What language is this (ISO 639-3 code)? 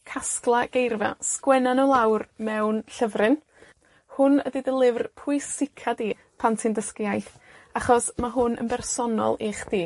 cym